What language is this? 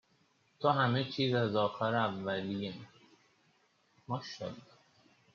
Persian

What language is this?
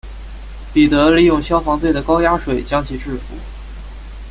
Chinese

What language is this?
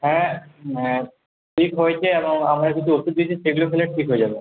Bangla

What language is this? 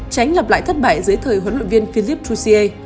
Vietnamese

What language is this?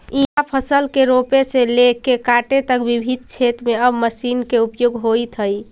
Magahi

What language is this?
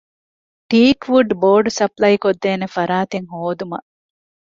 Divehi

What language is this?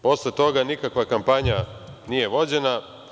Serbian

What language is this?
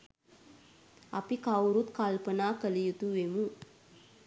Sinhala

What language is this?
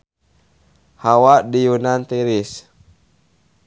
Sundanese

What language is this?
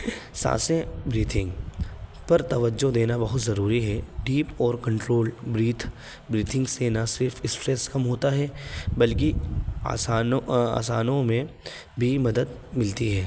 Urdu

